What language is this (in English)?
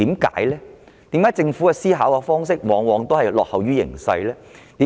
Cantonese